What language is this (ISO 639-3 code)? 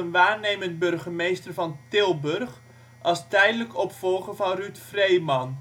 nld